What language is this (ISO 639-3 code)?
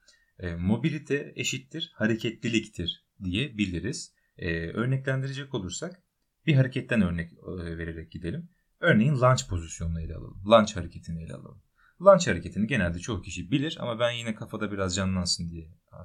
tur